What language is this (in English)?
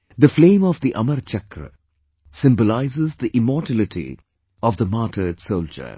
English